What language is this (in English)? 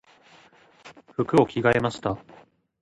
Japanese